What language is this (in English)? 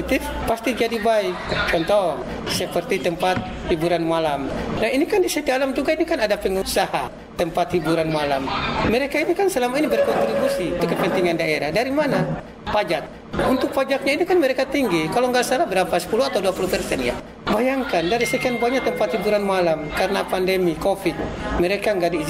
Indonesian